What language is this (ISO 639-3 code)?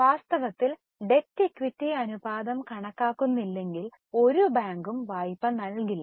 mal